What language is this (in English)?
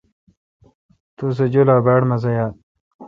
Kalkoti